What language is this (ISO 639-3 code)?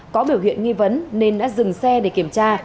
vie